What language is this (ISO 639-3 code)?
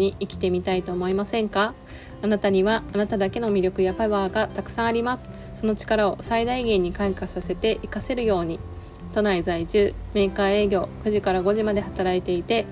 jpn